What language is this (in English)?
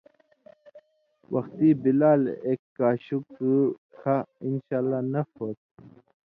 Indus Kohistani